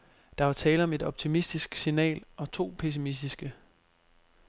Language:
Danish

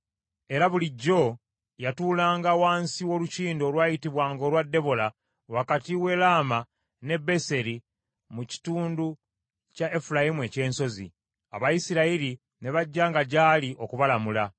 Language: Ganda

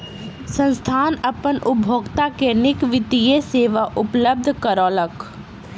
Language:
Maithili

